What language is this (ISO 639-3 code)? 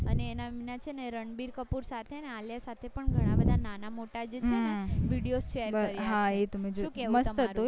guj